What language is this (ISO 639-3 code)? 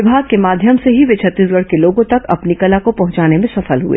hin